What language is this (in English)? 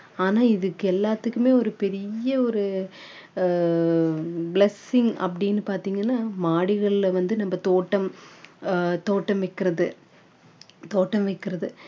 Tamil